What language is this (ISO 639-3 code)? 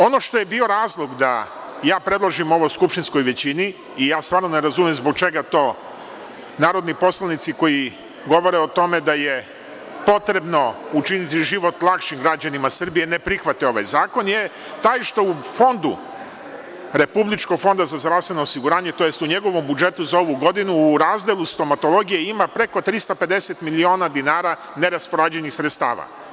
srp